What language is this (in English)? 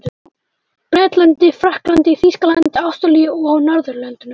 Icelandic